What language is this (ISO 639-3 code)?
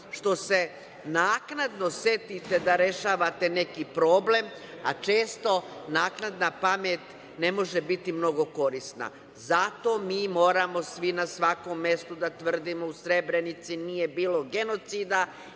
srp